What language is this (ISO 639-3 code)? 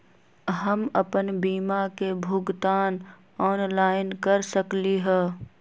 mag